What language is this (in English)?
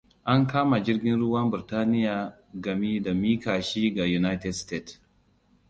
Hausa